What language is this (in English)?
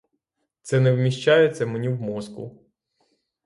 Ukrainian